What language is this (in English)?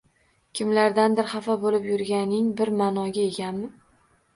Uzbek